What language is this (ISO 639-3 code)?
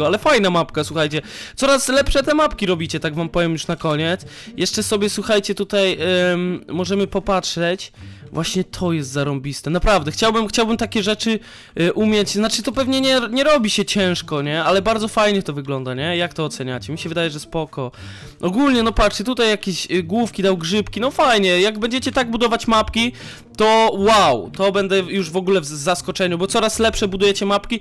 pol